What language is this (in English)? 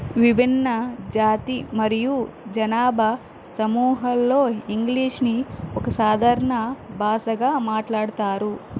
Telugu